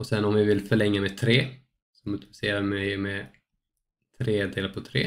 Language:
Swedish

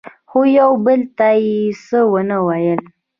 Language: Pashto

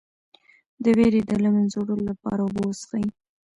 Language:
Pashto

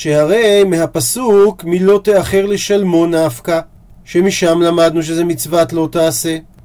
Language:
Hebrew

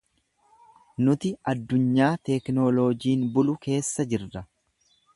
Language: Oromo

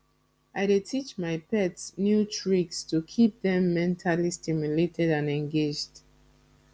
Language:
Nigerian Pidgin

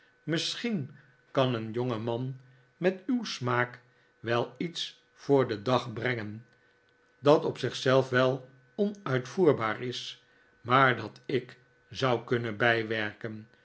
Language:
Dutch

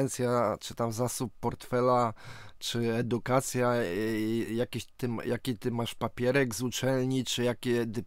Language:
Polish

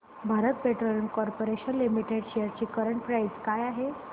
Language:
Marathi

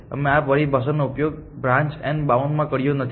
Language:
Gujarati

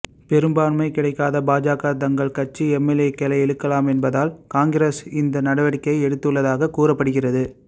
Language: Tamil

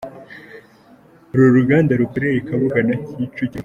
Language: Kinyarwanda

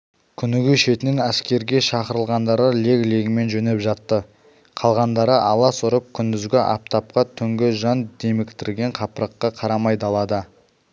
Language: Kazakh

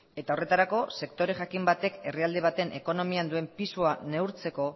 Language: Basque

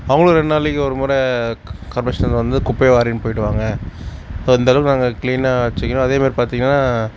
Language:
Tamil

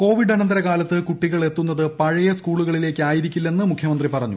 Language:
Malayalam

